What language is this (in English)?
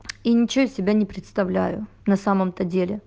Russian